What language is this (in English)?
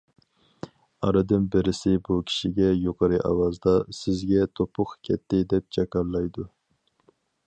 Uyghur